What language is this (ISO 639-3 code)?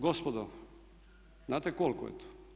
hrv